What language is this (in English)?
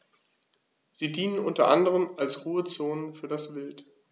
German